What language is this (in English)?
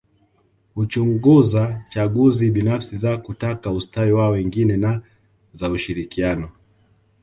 Swahili